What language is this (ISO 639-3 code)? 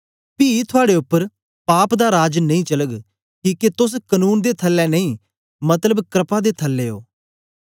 doi